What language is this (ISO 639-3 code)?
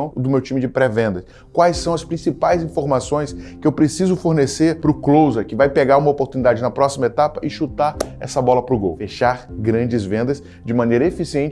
por